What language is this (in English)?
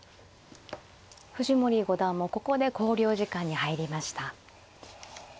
Japanese